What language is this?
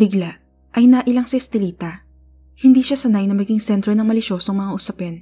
Filipino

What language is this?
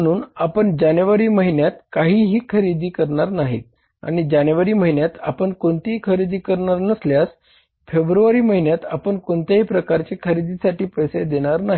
Marathi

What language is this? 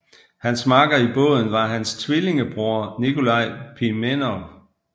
Danish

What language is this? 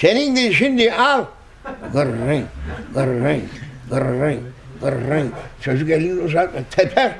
Turkish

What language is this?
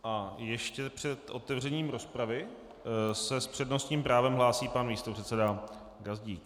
Czech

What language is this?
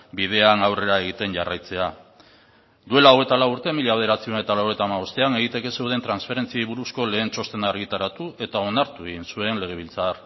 Basque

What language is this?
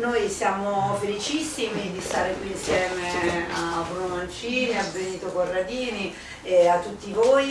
Italian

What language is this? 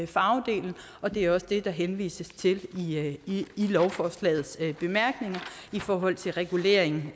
Danish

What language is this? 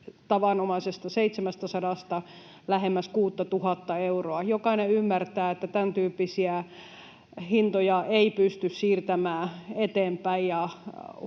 Finnish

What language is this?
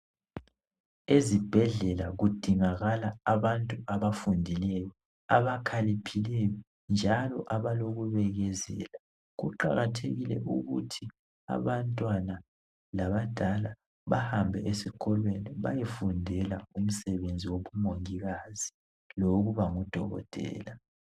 North Ndebele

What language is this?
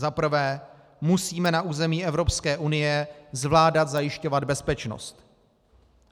Czech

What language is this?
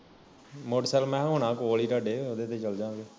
Punjabi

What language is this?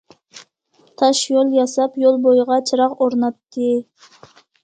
Uyghur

